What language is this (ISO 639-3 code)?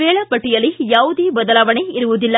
kan